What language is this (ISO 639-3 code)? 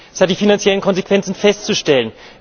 deu